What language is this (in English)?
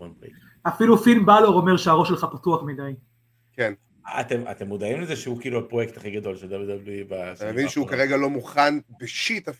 Hebrew